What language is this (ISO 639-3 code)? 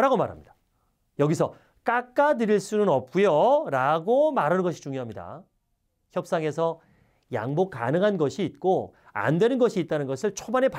kor